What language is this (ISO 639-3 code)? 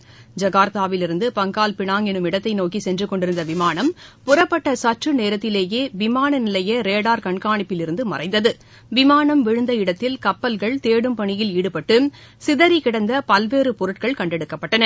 tam